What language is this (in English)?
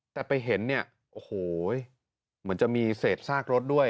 Thai